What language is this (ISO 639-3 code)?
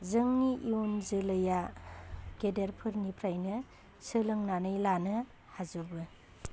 brx